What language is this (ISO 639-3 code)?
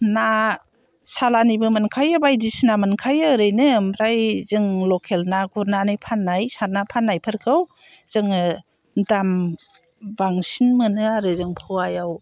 brx